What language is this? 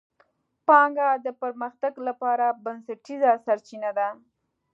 Pashto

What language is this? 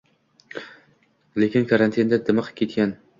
Uzbek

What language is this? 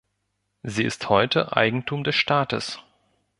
German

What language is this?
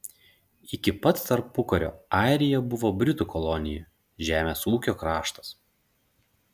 Lithuanian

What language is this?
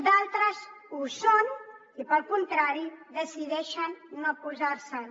Catalan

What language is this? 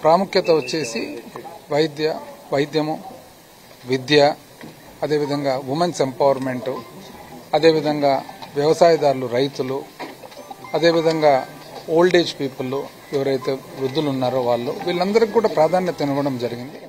Telugu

